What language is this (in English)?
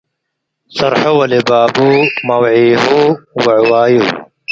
Tigre